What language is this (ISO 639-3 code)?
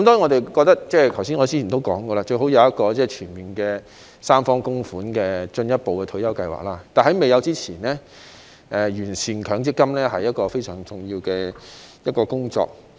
yue